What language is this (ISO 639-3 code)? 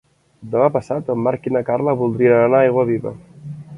cat